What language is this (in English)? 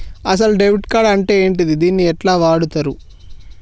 Telugu